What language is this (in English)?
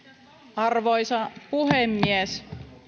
Finnish